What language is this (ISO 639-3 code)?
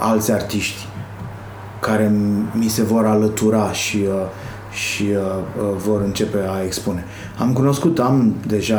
ron